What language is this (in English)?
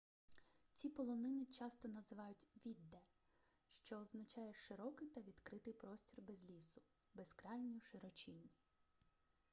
Ukrainian